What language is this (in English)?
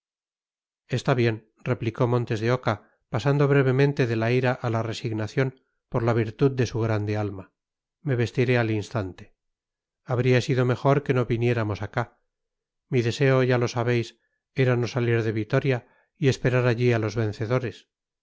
Spanish